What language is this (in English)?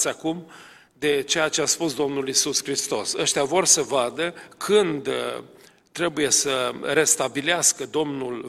Romanian